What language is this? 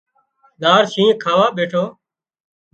Wadiyara Koli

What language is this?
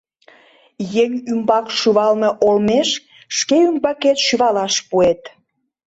Mari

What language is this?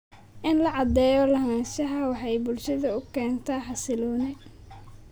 Somali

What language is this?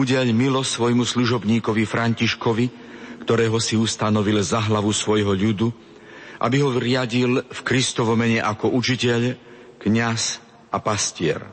Slovak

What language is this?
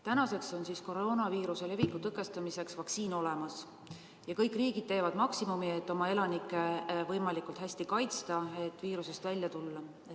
Estonian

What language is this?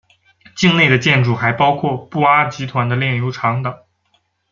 Chinese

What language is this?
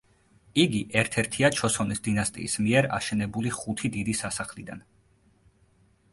Georgian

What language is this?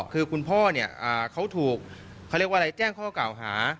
Thai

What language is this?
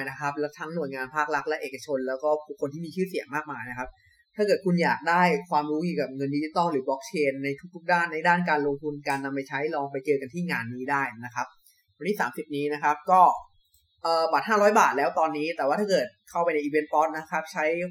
Thai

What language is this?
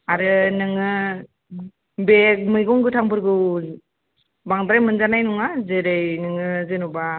Bodo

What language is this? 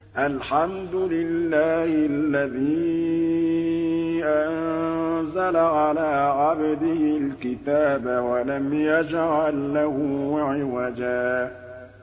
Arabic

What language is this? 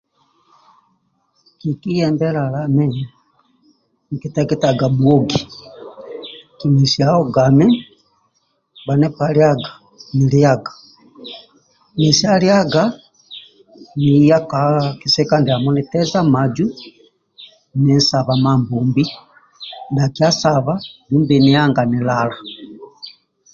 Amba (Uganda)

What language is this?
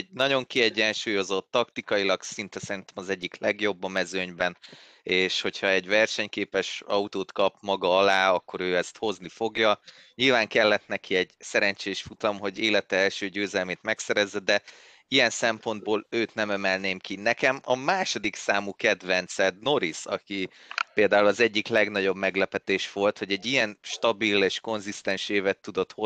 Hungarian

